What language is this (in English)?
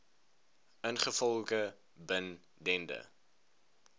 Afrikaans